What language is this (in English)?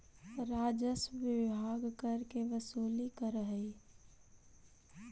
Magahi